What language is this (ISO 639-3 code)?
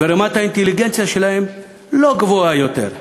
heb